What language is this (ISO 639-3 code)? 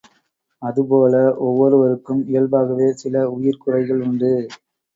tam